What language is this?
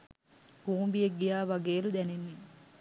Sinhala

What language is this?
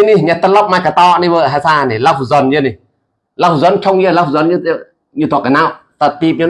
Indonesian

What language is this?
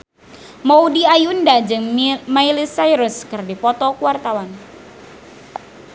Sundanese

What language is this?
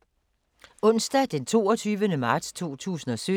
Danish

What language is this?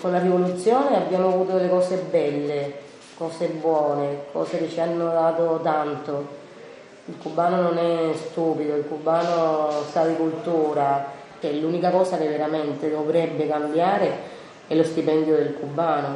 Italian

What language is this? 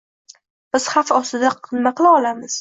Uzbek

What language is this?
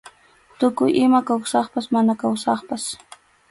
Arequipa-La Unión Quechua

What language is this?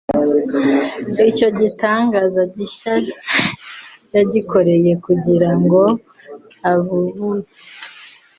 Kinyarwanda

